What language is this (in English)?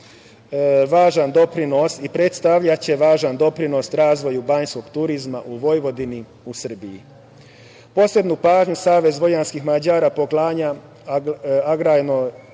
Serbian